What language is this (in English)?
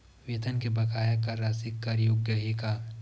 Chhattisgarhi